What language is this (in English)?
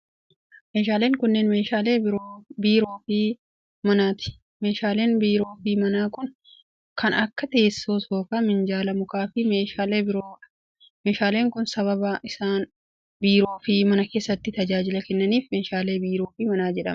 Oromo